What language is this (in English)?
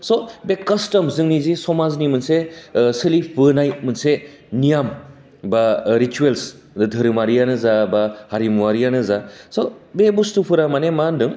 Bodo